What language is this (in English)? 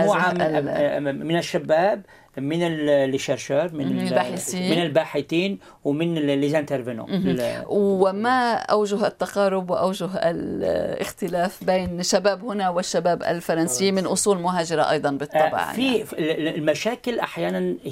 Arabic